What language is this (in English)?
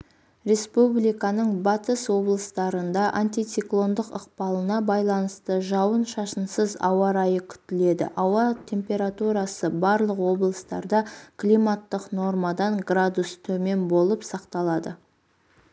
Kazakh